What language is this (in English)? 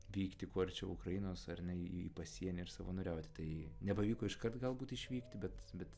Lithuanian